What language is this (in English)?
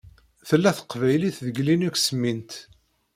Kabyle